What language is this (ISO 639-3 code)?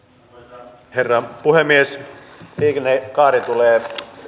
fin